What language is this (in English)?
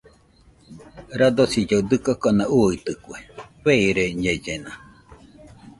Nüpode Huitoto